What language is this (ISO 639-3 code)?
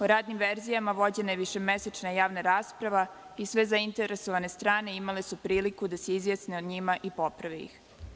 srp